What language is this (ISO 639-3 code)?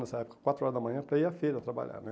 por